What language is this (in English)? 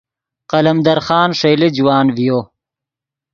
Yidgha